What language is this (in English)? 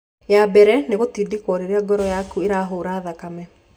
Kikuyu